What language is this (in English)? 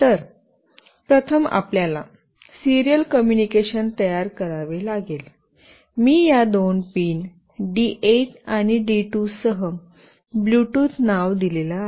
Marathi